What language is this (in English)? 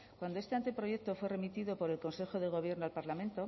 Spanish